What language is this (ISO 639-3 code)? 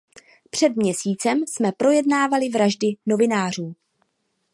ces